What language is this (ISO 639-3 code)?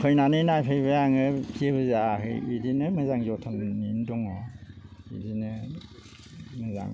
brx